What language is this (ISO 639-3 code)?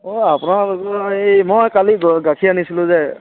asm